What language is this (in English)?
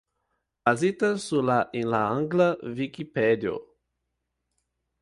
Esperanto